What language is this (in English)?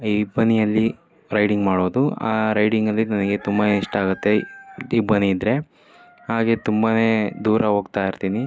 Kannada